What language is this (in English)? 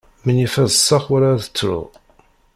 Kabyle